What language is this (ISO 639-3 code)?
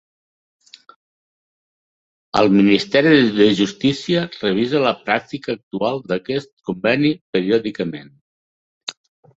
cat